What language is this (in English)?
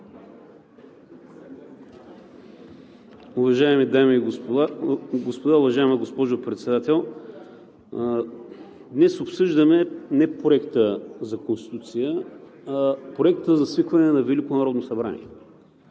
Bulgarian